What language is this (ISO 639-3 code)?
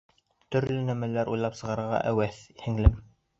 bak